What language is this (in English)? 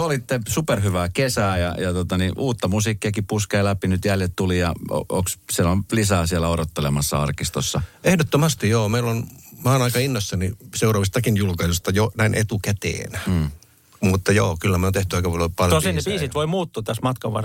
Finnish